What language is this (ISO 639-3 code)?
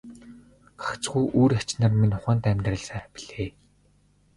mon